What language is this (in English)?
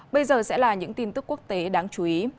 Vietnamese